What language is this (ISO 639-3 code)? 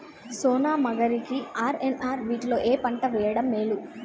tel